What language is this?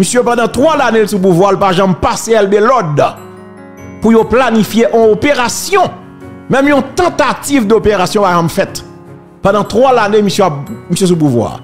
French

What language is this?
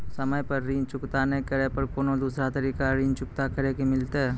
Maithili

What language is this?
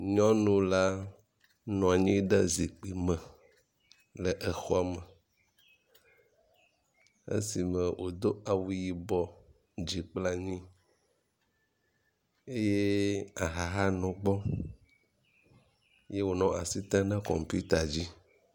Ewe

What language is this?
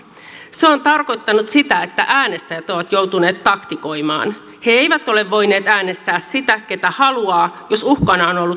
Finnish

